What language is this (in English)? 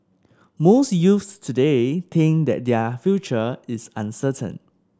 English